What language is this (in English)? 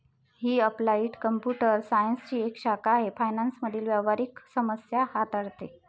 Marathi